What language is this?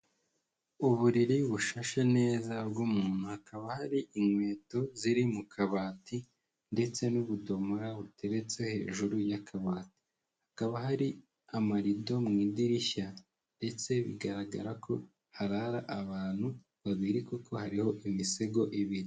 Kinyarwanda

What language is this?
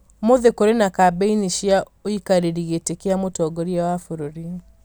Kikuyu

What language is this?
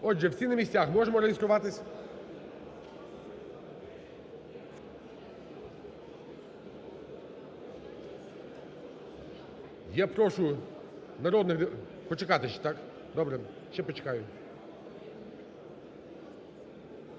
Ukrainian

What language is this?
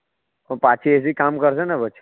Gujarati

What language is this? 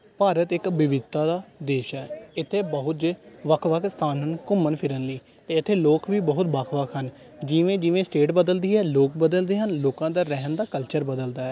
Punjabi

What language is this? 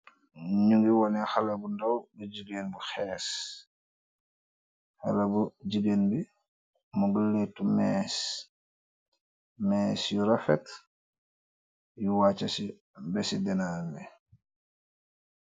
Wolof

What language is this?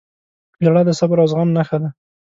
Pashto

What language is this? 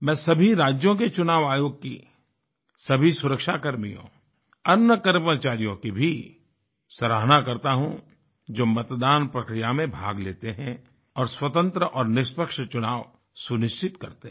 Hindi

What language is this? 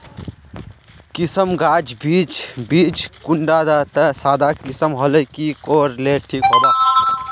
Magahi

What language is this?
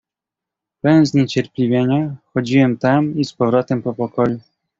Polish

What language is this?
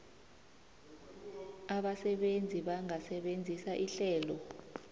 South Ndebele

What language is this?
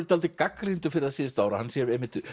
Icelandic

